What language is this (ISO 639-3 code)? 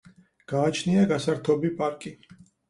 kat